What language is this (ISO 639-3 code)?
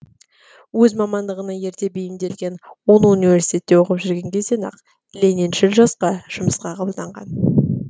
kaz